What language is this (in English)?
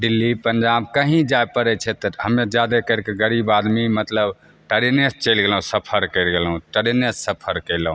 Maithili